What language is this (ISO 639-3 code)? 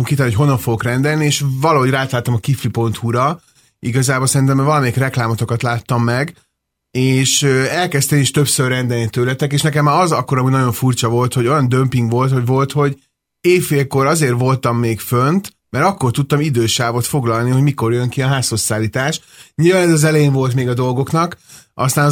hun